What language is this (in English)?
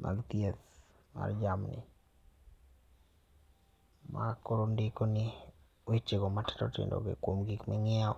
Luo (Kenya and Tanzania)